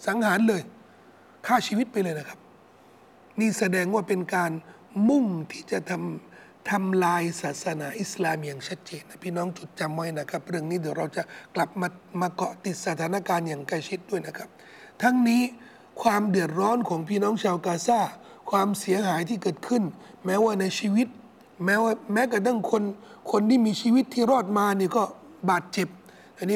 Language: Thai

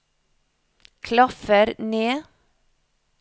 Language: Norwegian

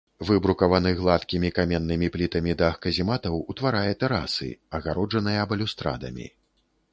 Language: Belarusian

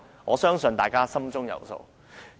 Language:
Cantonese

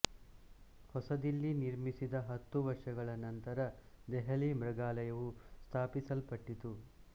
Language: Kannada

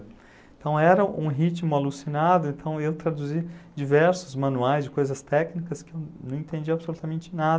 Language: Portuguese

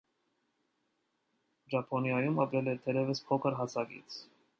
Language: Armenian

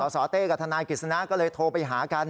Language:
Thai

